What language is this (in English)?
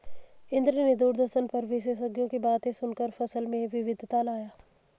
Hindi